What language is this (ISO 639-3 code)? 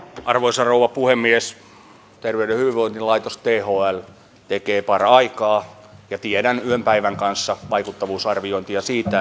fin